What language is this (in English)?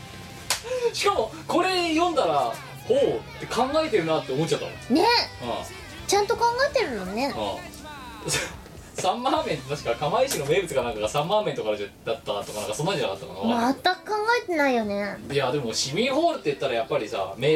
Japanese